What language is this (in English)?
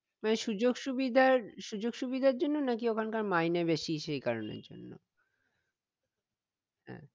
Bangla